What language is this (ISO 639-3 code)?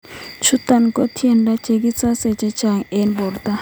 kln